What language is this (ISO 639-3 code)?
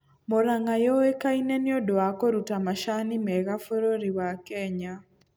kik